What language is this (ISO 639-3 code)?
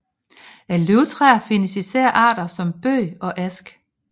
dan